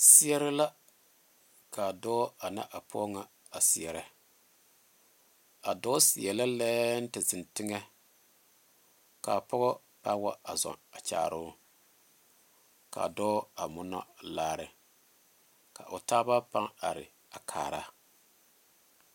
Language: Southern Dagaare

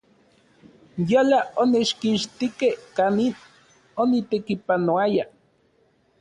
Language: Central Puebla Nahuatl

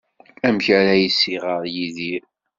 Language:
Kabyle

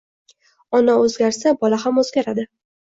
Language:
Uzbek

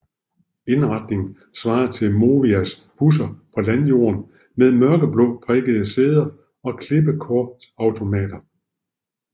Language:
Danish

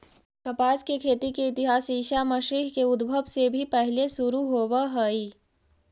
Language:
Magahi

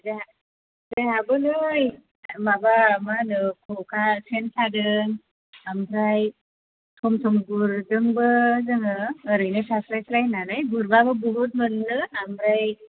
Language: Bodo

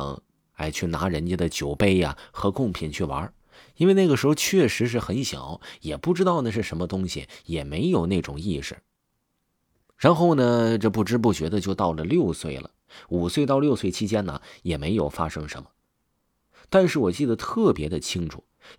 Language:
Chinese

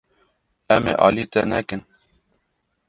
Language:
Kurdish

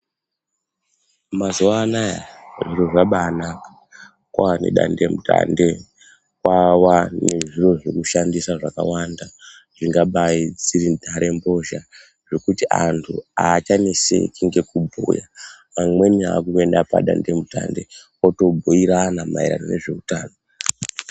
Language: Ndau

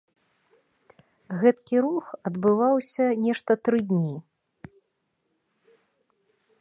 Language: Belarusian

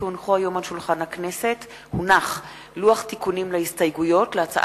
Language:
Hebrew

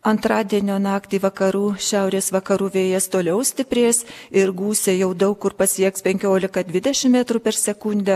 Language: Lithuanian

